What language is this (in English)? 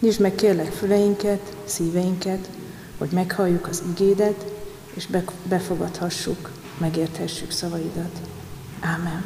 Hungarian